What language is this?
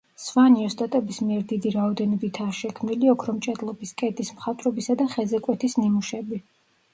Georgian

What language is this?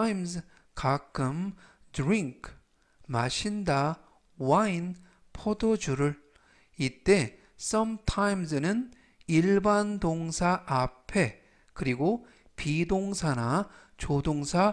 Korean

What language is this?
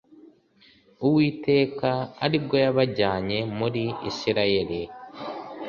Kinyarwanda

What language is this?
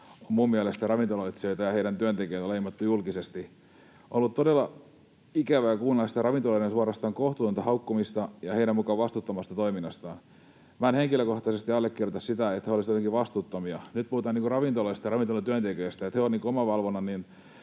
Finnish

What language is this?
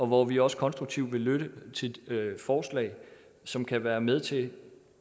Danish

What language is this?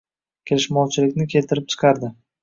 Uzbek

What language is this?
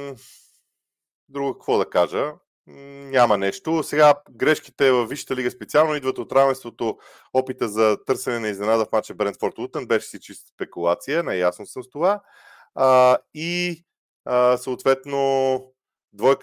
Bulgarian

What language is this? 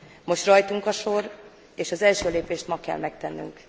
Hungarian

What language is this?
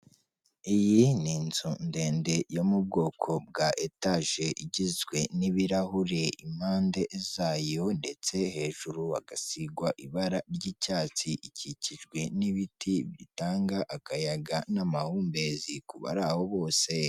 Kinyarwanda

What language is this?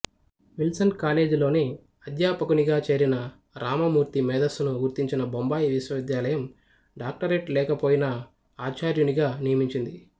Telugu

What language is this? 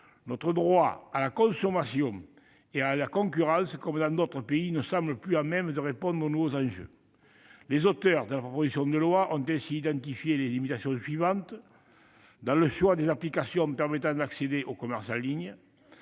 French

